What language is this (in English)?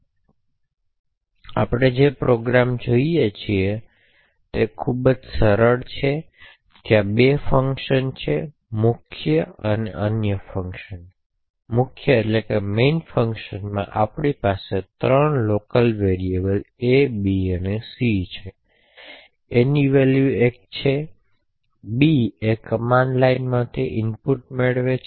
Gujarati